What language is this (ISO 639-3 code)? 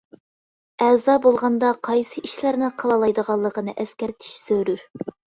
uig